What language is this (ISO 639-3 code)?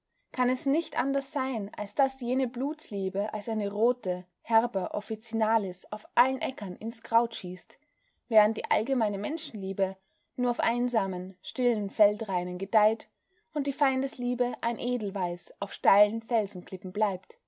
deu